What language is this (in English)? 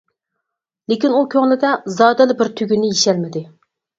Uyghur